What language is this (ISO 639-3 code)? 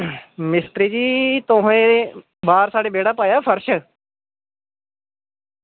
doi